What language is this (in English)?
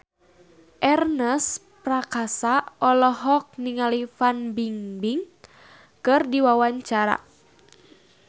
Sundanese